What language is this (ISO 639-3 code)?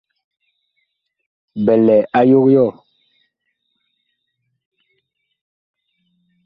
bkh